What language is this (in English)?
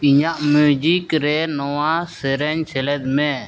Santali